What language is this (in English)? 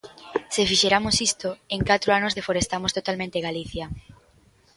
Galician